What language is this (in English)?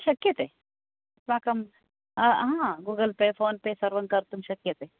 Sanskrit